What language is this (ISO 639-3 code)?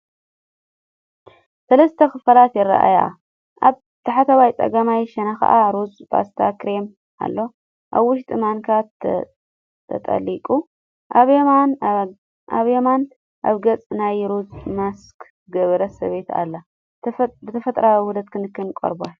tir